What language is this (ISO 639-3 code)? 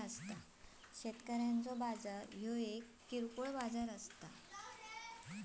mar